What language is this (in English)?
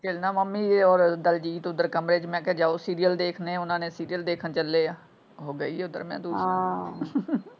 Punjabi